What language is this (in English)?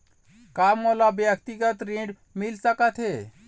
Chhattisgarhi